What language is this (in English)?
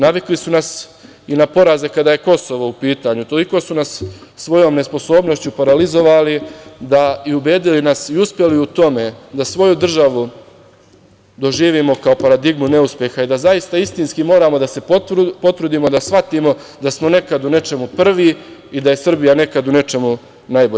Serbian